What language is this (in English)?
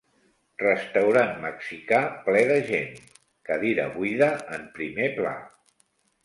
Catalan